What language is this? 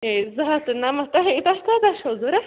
Kashmiri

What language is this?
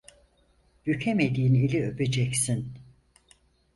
Turkish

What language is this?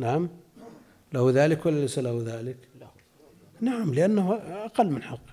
Arabic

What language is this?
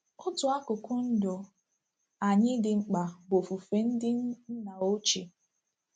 Igbo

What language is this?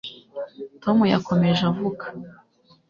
Kinyarwanda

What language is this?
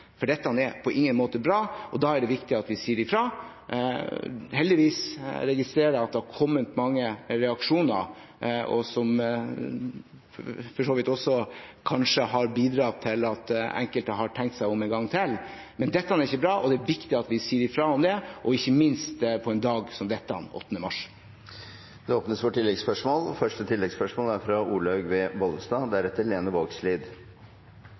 Norwegian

